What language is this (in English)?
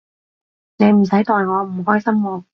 Cantonese